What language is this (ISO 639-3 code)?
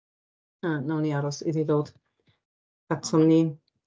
cym